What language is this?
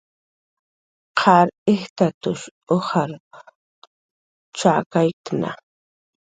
Jaqaru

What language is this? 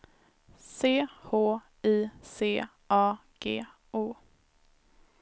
Swedish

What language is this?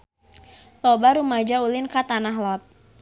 Sundanese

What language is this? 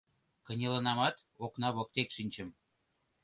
Mari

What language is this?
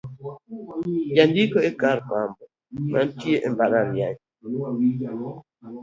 Luo (Kenya and Tanzania)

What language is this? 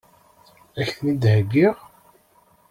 Kabyle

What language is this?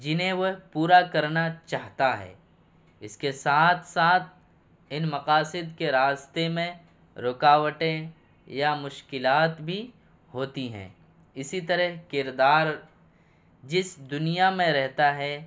Urdu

